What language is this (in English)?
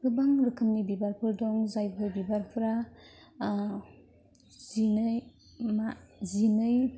Bodo